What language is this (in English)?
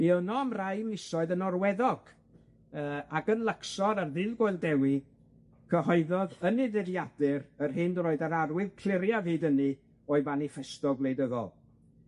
Welsh